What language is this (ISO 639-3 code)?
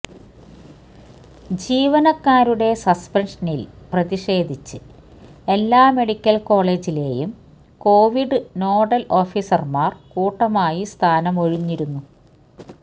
mal